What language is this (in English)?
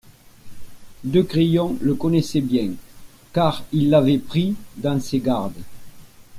French